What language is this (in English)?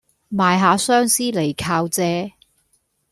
Cantonese